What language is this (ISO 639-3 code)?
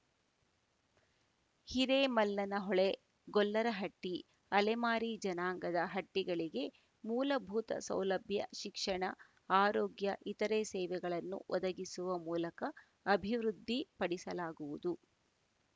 kan